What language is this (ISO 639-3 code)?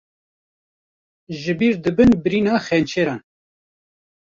kur